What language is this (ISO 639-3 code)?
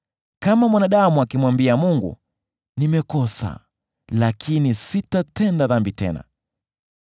swa